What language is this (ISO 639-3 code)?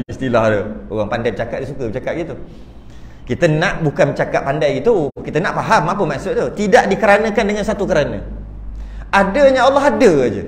msa